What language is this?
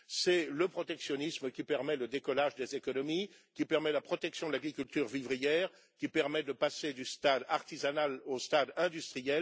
French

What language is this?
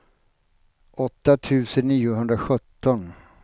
Swedish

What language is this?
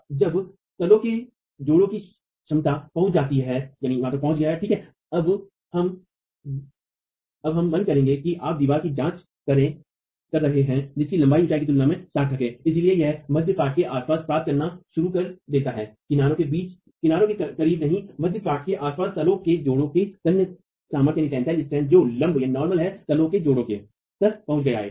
Hindi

